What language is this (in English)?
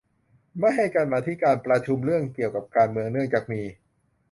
Thai